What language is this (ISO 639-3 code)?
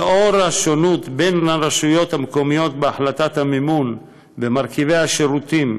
heb